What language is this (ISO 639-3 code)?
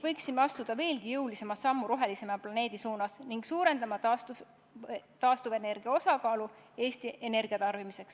est